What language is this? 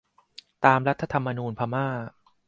Thai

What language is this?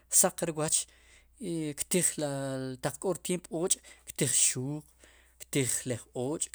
Sipacapense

